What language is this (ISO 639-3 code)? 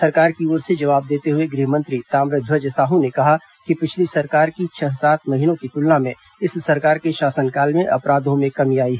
hin